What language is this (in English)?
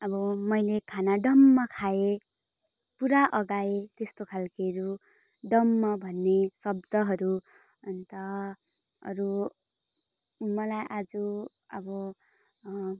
Nepali